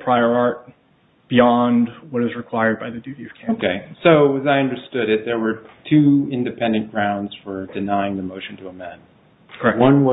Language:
English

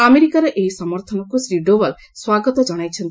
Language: Odia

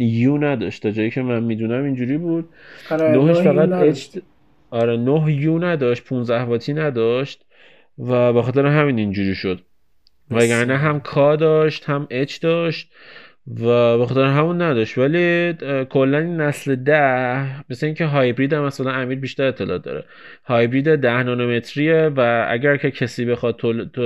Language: Persian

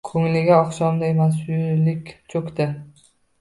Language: Uzbek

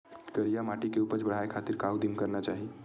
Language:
Chhattisgarhi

